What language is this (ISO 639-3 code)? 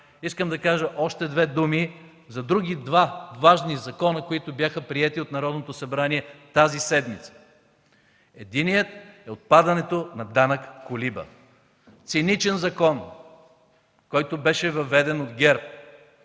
bul